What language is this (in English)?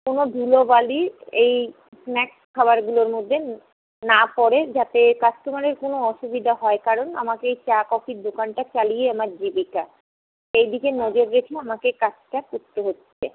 Bangla